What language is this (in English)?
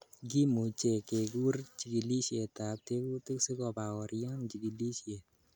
Kalenjin